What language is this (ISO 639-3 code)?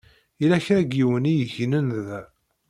kab